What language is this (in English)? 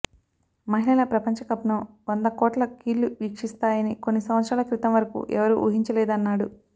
Telugu